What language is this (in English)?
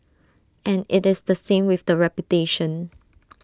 English